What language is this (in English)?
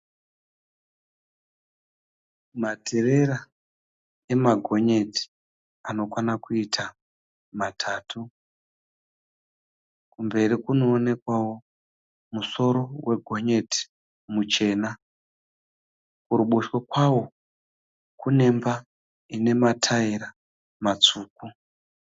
Shona